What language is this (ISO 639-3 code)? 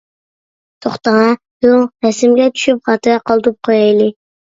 uig